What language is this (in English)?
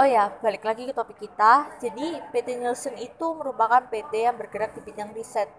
Indonesian